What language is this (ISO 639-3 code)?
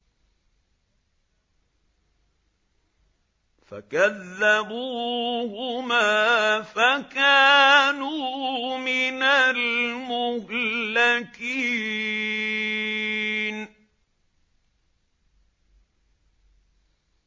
ara